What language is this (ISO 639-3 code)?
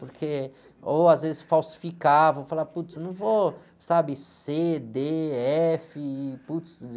por